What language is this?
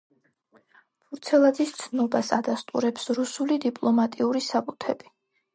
Georgian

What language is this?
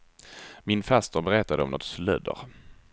Swedish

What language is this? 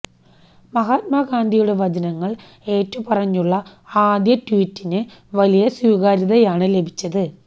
Malayalam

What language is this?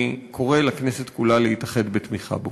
Hebrew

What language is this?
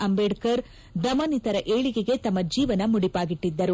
Kannada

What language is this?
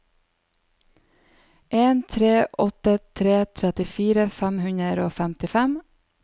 Norwegian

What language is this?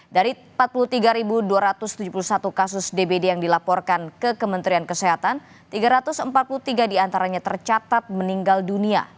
Indonesian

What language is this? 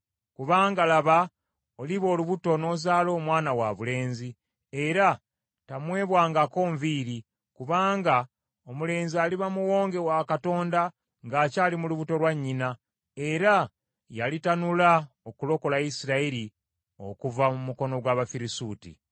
Ganda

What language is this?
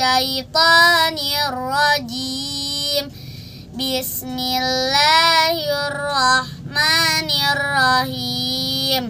Indonesian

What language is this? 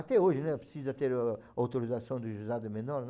Portuguese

